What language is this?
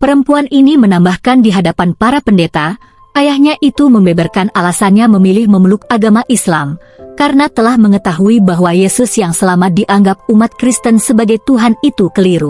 Indonesian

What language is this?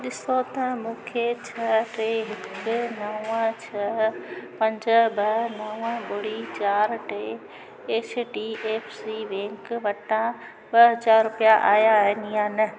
Sindhi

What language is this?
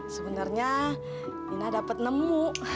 Indonesian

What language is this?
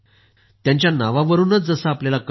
Marathi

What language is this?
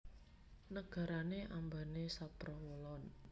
Javanese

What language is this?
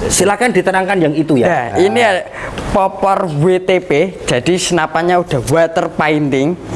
Indonesian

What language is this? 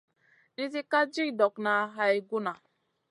Masana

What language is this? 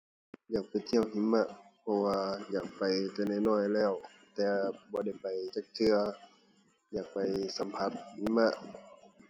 Thai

